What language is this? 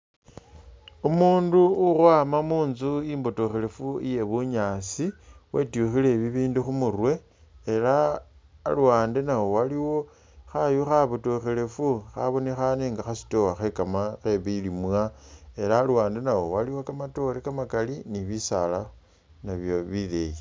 Masaaba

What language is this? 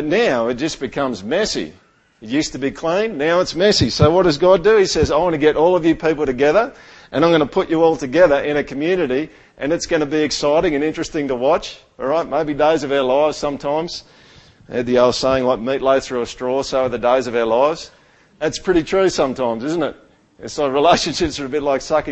English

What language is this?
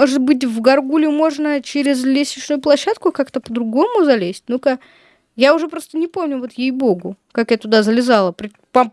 Russian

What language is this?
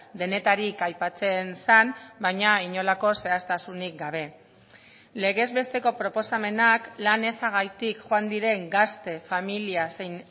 Basque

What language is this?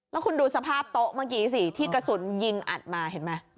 Thai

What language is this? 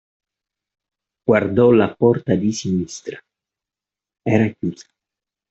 Italian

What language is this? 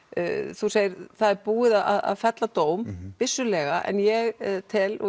Icelandic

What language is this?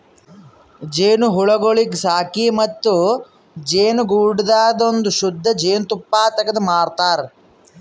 Kannada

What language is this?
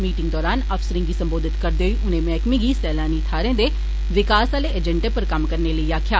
Dogri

